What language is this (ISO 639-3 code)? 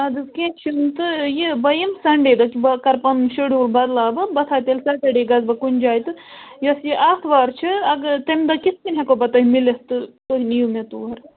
kas